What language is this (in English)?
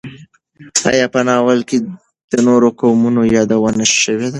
Pashto